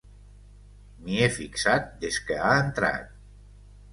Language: Catalan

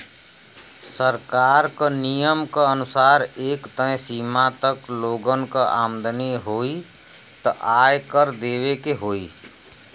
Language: Bhojpuri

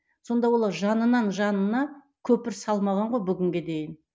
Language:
Kazakh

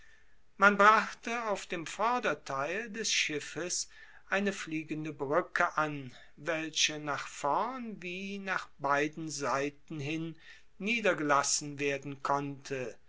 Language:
German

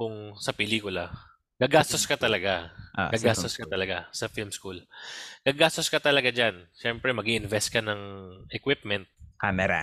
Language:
Filipino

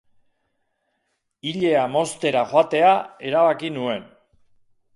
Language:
Basque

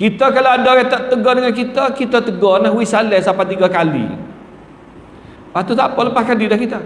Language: Malay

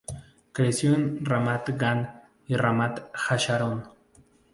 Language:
Spanish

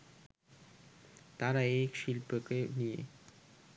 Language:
Bangla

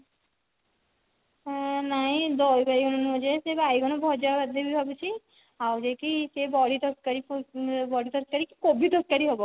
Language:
Odia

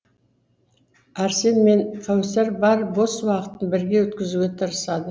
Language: Kazakh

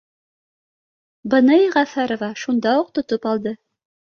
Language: Bashkir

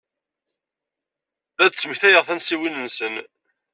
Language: Kabyle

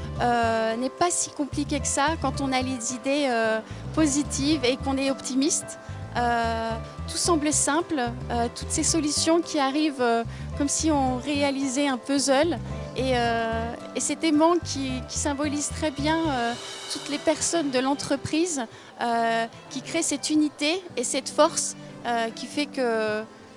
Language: French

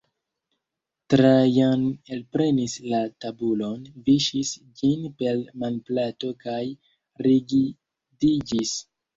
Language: Esperanto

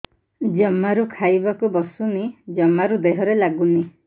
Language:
Odia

